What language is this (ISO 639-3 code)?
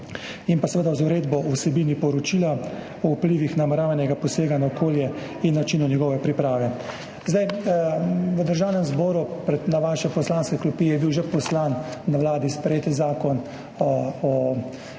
slv